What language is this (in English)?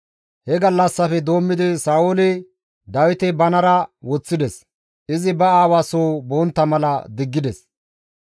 Gamo